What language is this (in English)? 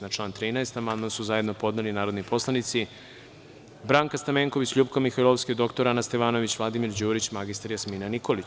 Serbian